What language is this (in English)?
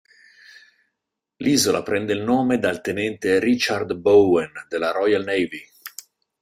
Italian